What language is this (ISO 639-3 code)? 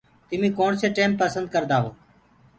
ggg